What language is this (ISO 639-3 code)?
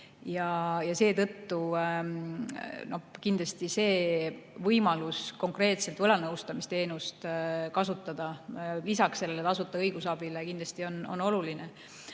est